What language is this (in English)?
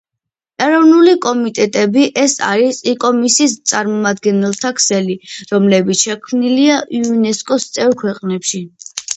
Georgian